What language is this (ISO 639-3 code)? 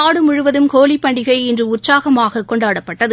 tam